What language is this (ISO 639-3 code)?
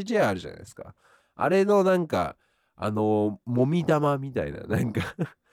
jpn